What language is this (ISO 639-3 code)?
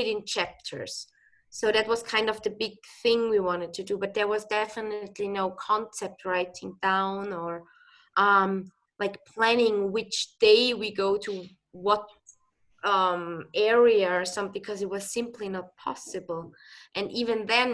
eng